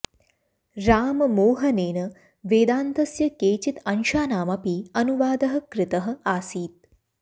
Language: Sanskrit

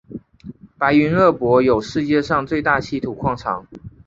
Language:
Chinese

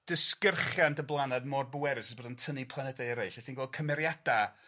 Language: Welsh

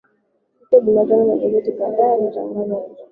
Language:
Swahili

